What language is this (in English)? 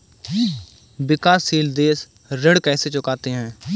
Hindi